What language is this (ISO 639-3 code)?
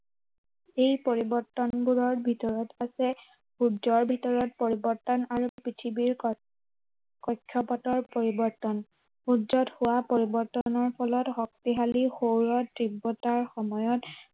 asm